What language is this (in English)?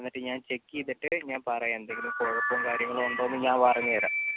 Malayalam